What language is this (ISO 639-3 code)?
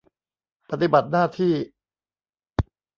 tha